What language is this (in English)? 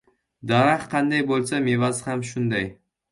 Uzbek